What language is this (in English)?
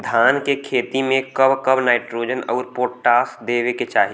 Bhojpuri